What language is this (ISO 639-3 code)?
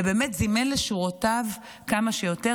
heb